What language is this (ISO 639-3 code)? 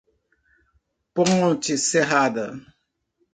por